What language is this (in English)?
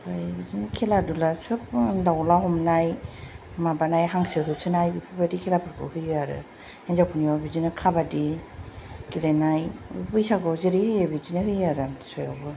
Bodo